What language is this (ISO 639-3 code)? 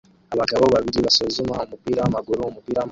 kin